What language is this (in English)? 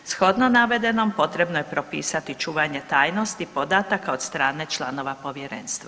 Croatian